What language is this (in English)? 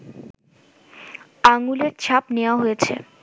Bangla